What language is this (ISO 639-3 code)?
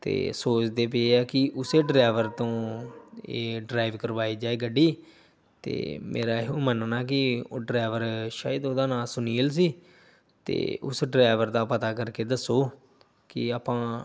pan